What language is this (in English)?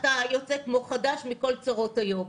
Hebrew